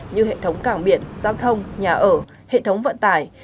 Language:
Vietnamese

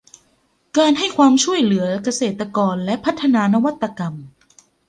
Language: Thai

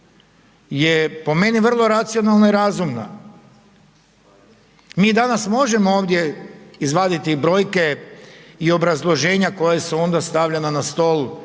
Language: Croatian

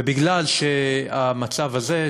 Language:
Hebrew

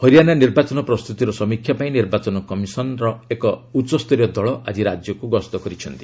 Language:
Odia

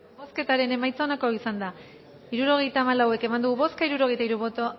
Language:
Basque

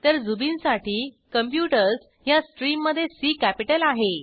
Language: Marathi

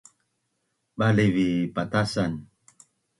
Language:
Bunun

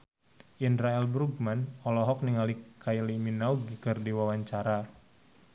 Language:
Sundanese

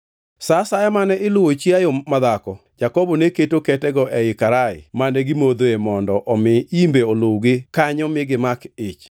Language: Luo (Kenya and Tanzania)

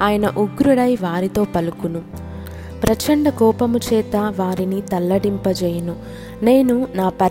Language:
Telugu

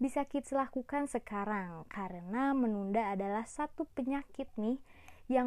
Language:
Indonesian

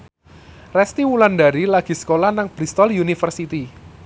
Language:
Javanese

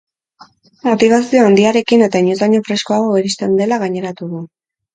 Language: Basque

